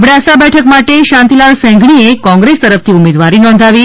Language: Gujarati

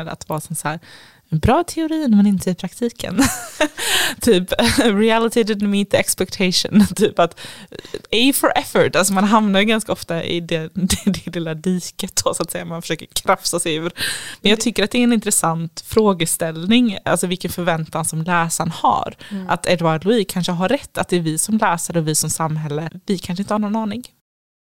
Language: Swedish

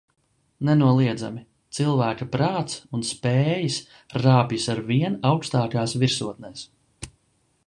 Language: Latvian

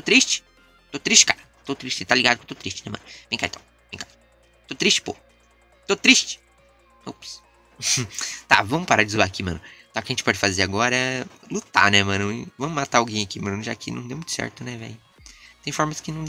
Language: Portuguese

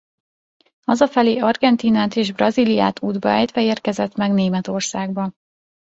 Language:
Hungarian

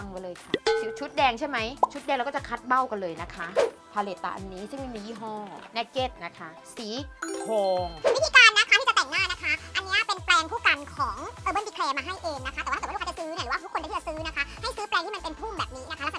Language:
Thai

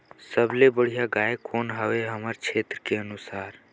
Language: Chhattisgarhi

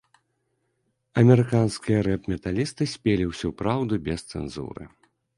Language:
Belarusian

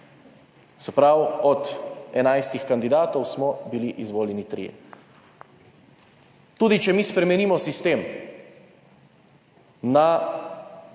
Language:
Slovenian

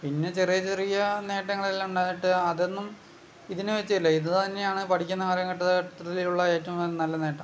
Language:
Malayalam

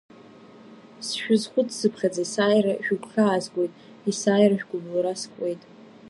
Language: Abkhazian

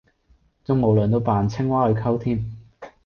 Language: Cantonese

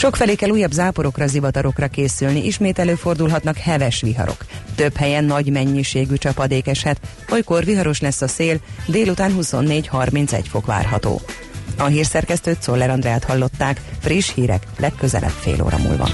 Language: Hungarian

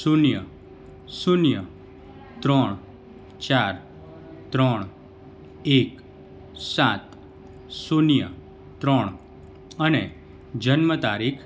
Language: Gujarati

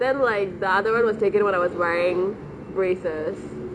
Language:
English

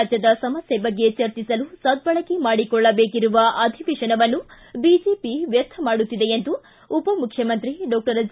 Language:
Kannada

